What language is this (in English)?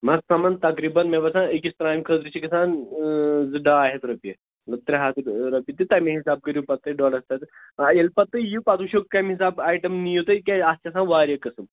Kashmiri